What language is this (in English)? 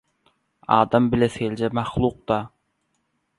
Turkmen